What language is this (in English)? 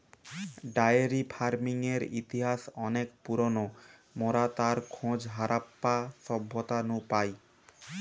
Bangla